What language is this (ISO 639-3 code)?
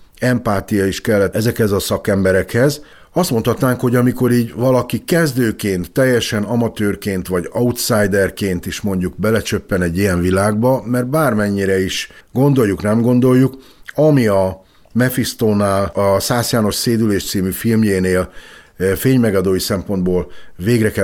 hun